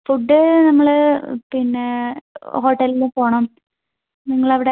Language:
Malayalam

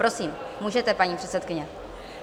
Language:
Czech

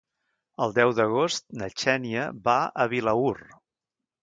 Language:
Catalan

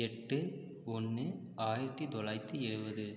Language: Tamil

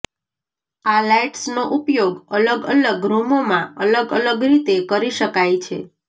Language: Gujarati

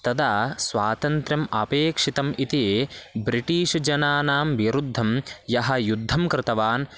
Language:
Sanskrit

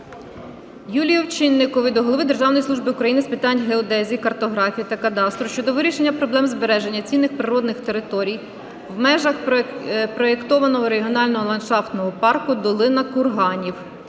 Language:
Ukrainian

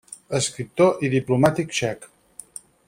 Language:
Catalan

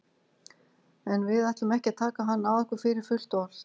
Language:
Icelandic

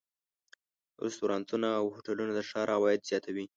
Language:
Pashto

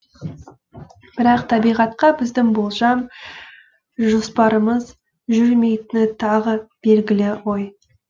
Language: Kazakh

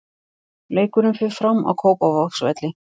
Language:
Icelandic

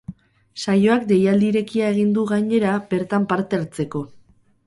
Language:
Basque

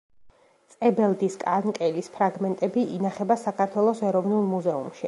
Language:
Georgian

